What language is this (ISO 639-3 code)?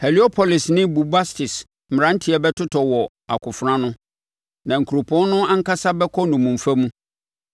aka